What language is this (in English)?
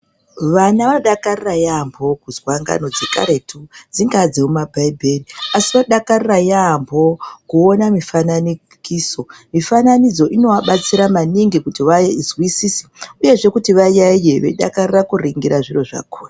Ndau